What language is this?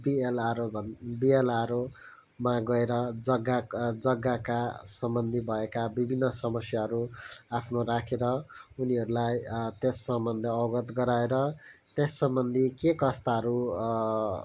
Nepali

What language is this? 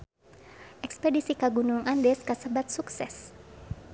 Sundanese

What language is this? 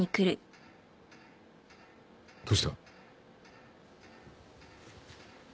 Japanese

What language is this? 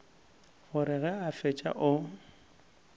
Northern Sotho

